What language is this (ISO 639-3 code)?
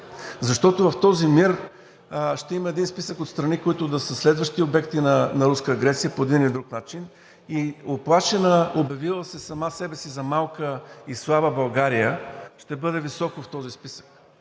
bul